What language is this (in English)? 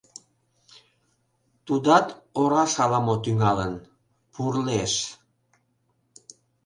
Mari